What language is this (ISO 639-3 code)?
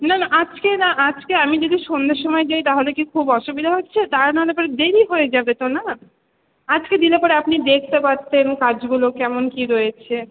ben